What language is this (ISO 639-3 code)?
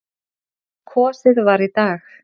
isl